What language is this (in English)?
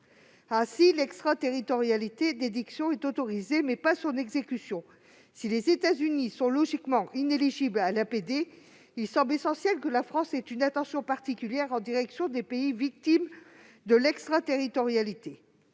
French